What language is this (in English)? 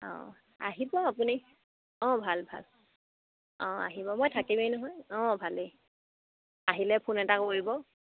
Assamese